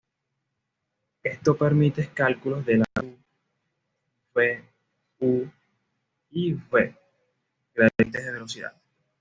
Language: Spanish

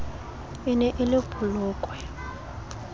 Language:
Southern Sotho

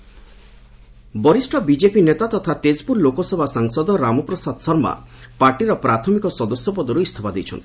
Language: Odia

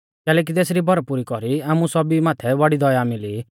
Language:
Mahasu Pahari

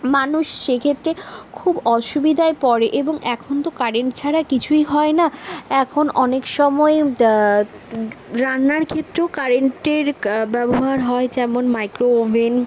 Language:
Bangla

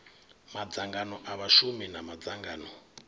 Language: Venda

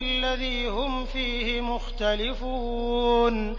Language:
Arabic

